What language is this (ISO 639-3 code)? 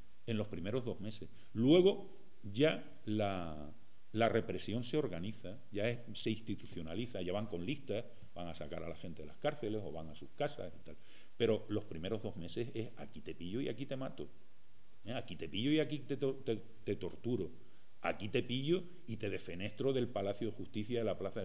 spa